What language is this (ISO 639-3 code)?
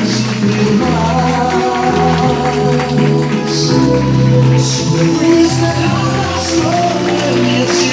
ron